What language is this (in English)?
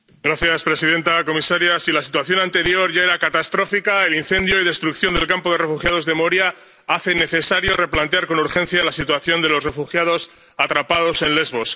Spanish